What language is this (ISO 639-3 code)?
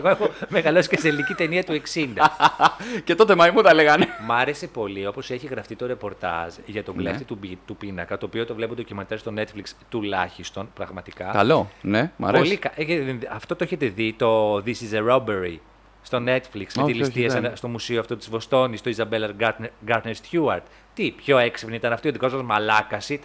ell